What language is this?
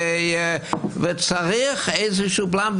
Hebrew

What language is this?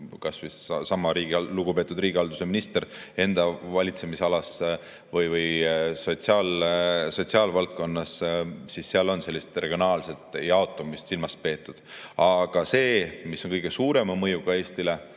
Estonian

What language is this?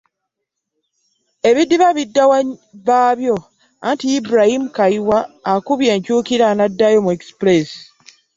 Ganda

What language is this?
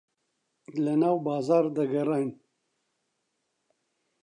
Central Kurdish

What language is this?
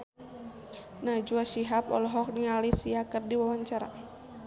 Sundanese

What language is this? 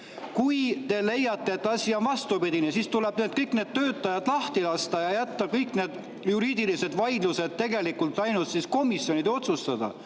Estonian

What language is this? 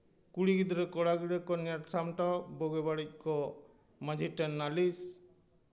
Santali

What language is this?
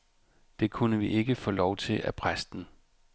Danish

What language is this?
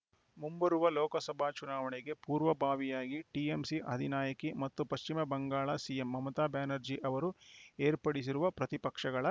Kannada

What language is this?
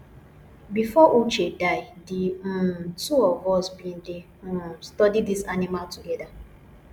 Nigerian Pidgin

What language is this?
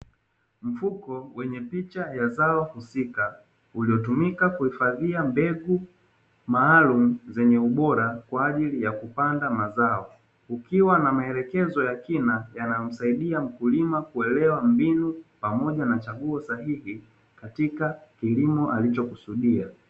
Swahili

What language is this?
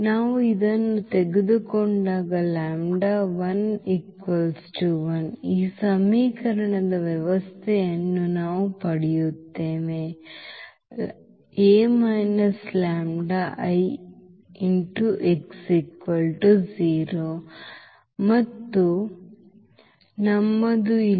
Kannada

